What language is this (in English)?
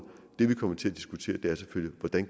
Danish